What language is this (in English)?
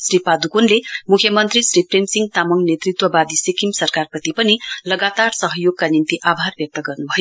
Nepali